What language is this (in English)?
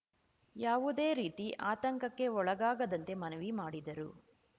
Kannada